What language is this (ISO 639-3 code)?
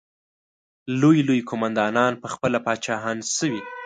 pus